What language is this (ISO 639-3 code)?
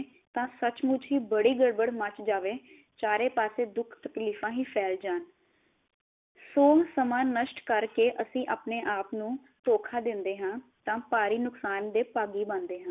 pan